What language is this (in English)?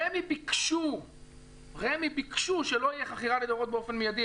Hebrew